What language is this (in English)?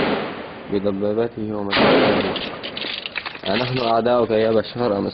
Arabic